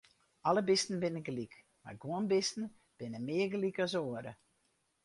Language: Western Frisian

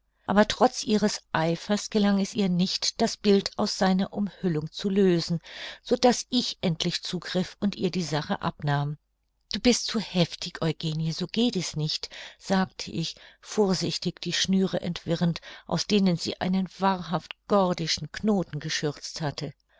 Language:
German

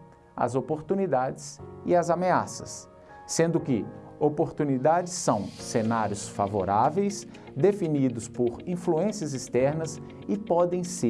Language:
Portuguese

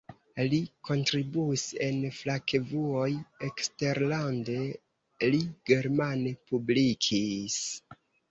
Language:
Esperanto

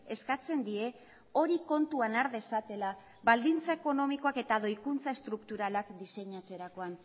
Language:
Basque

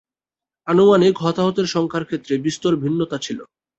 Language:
Bangla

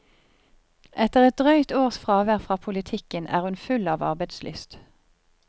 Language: Norwegian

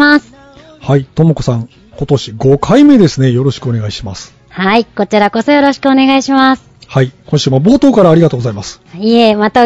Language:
Japanese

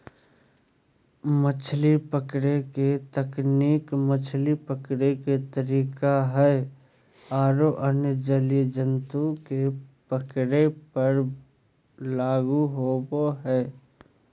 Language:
Magahi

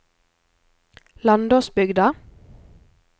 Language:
Norwegian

